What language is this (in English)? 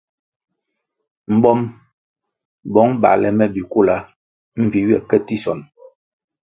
Kwasio